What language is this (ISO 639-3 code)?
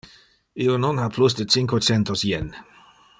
ina